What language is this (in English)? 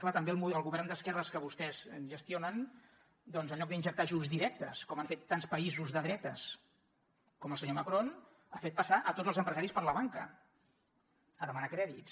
Catalan